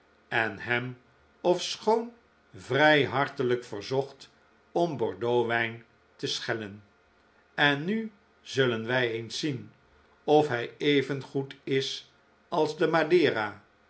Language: Dutch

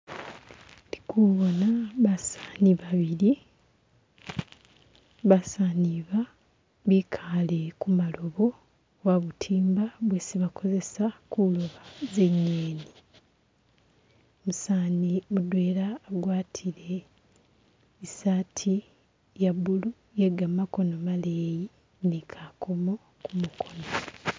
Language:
Masaaba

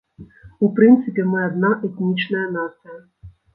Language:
Belarusian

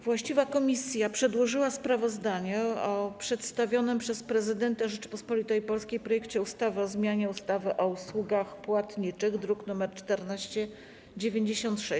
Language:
Polish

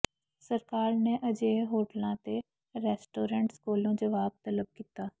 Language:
Punjabi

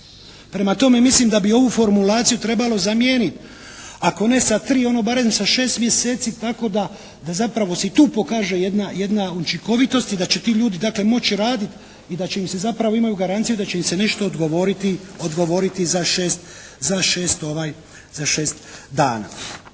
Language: Croatian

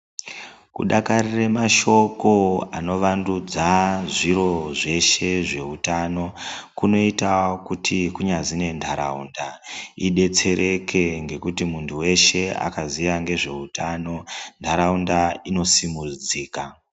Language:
Ndau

